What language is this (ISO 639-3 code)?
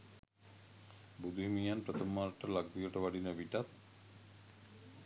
sin